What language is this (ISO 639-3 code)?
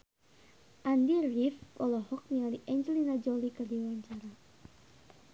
sun